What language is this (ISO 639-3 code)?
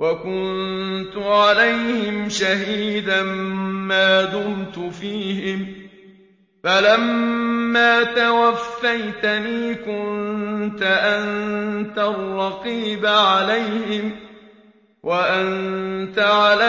ara